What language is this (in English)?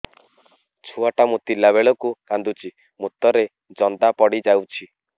Odia